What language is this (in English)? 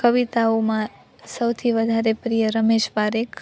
Gujarati